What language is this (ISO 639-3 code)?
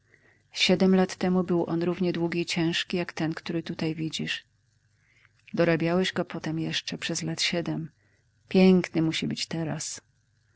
pol